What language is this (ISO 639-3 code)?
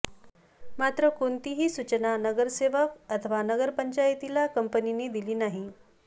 mar